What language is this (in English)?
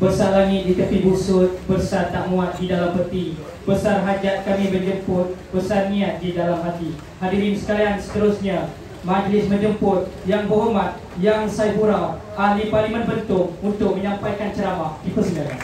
Malay